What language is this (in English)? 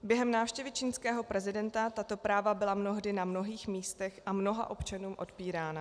Czech